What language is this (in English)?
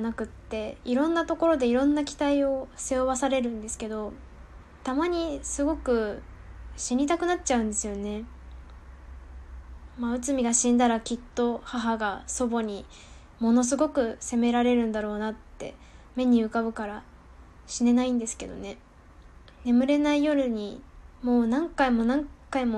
Japanese